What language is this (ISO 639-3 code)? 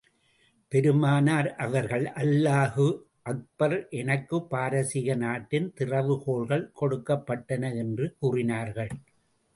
tam